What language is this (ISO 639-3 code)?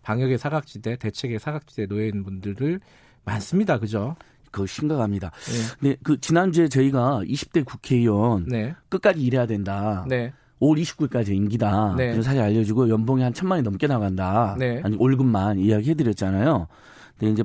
kor